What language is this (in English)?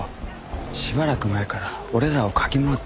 Japanese